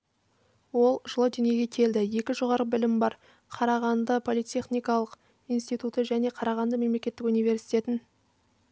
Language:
Kazakh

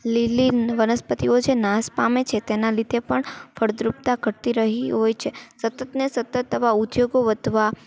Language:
Gujarati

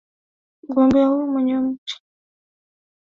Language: Swahili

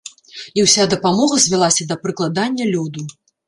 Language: Belarusian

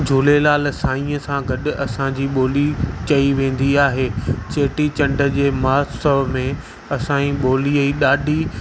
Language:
Sindhi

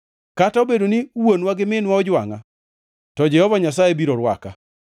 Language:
Luo (Kenya and Tanzania)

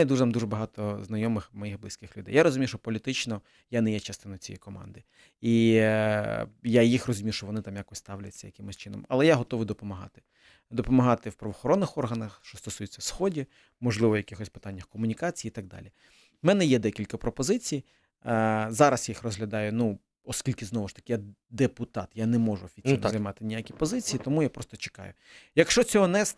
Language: Ukrainian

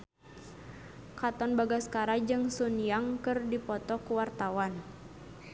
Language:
Sundanese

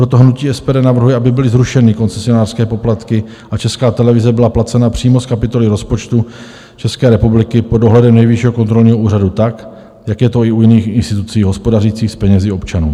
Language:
Czech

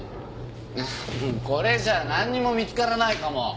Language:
Japanese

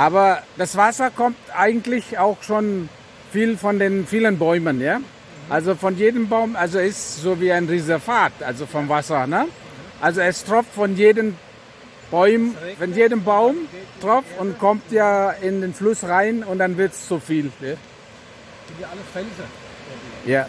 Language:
German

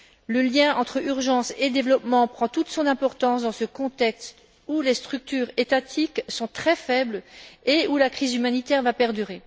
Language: French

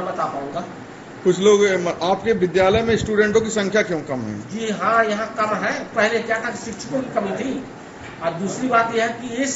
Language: Hindi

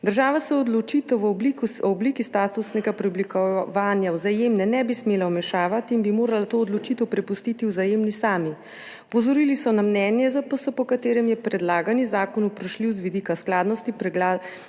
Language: Slovenian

